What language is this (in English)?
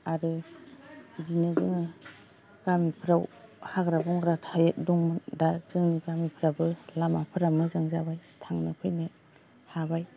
Bodo